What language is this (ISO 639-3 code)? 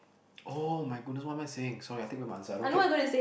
eng